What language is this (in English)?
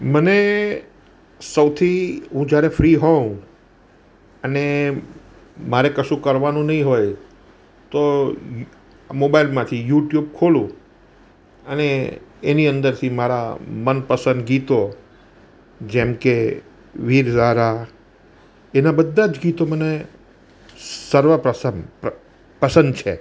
Gujarati